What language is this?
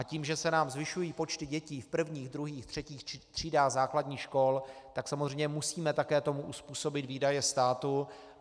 Czech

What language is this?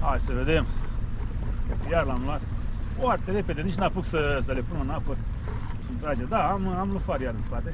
Romanian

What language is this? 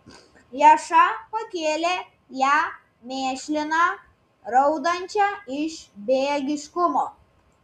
Lithuanian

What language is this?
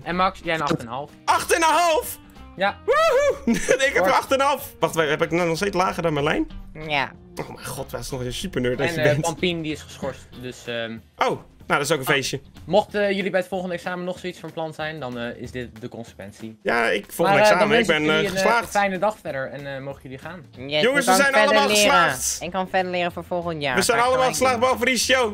Dutch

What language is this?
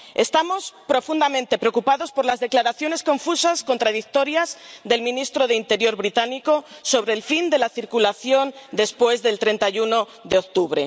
Spanish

